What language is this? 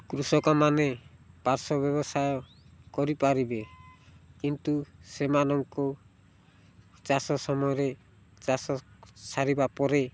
Odia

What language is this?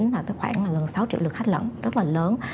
Vietnamese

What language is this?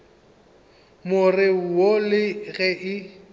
Northern Sotho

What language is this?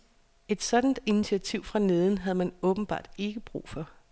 Danish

